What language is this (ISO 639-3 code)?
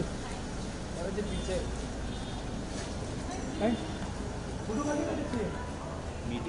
kor